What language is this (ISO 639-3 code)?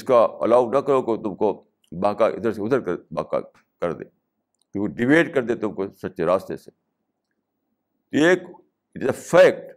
urd